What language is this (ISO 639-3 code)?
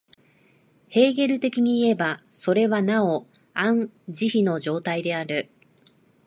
jpn